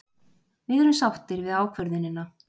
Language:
Icelandic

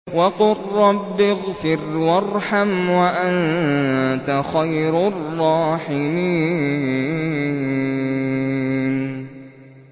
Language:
Arabic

